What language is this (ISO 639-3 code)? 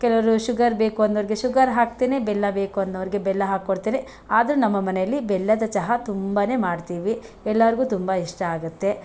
kan